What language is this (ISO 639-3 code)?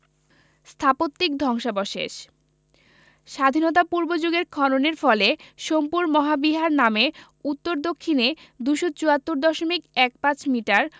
ben